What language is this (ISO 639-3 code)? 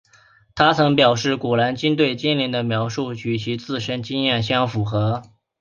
zho